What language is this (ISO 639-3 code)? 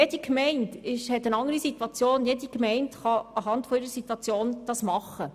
gsw